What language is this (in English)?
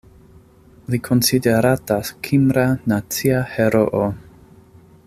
Esperanto